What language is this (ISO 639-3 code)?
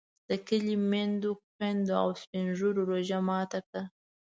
pus